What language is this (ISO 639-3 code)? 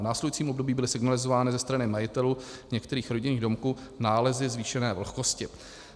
ces